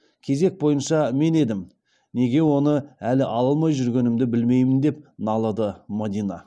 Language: Kazakh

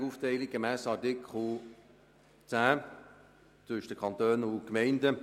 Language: Swiss German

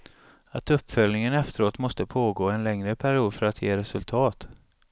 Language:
Swedish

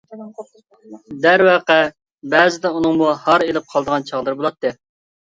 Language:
Uyghur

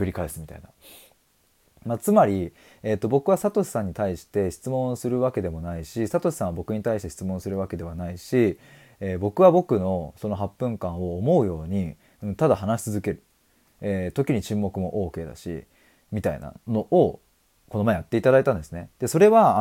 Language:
Japanese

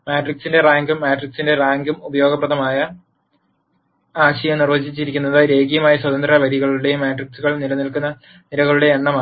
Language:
Malayalam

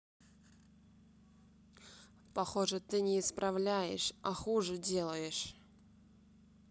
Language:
Russian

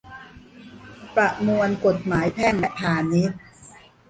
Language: Thai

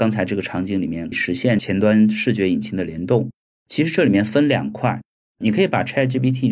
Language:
Chinese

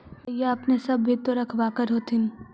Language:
Magahi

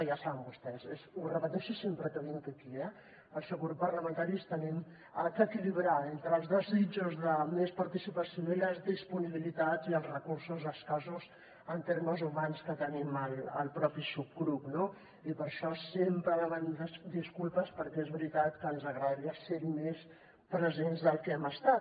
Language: Catalan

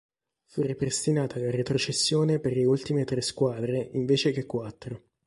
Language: Italian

